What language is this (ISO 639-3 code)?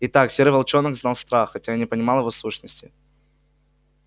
rus